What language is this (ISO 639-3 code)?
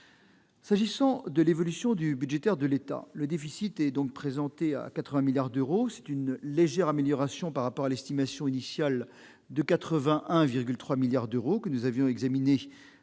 fra